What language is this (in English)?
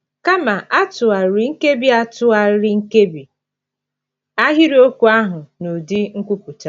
Igbo